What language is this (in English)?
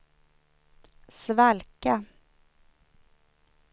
Swedish